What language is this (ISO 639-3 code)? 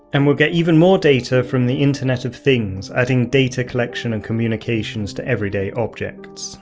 eng